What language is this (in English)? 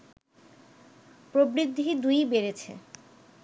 Bangla